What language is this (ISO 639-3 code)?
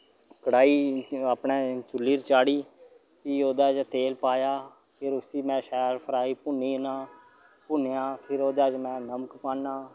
doi